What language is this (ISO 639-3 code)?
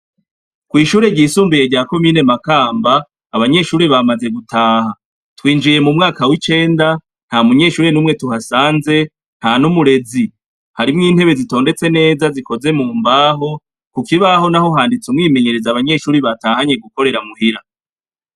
run